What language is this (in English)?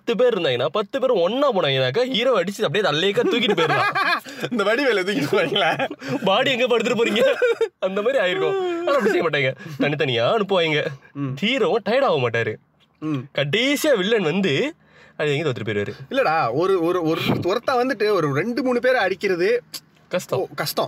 Tamil